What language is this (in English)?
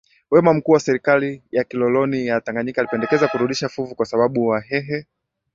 Swahili